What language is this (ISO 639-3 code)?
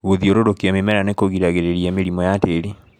kik